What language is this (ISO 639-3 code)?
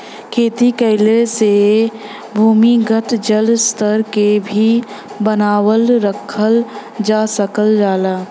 bho